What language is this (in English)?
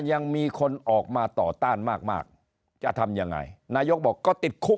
Thai